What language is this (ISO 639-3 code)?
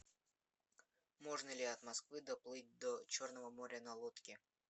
rus